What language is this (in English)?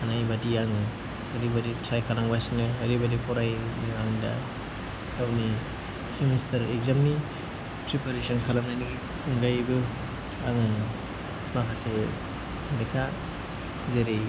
Bodo